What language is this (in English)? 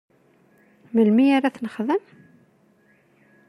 Kabyle